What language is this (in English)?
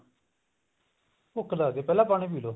Punjabi